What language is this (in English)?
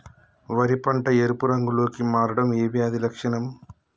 Telugu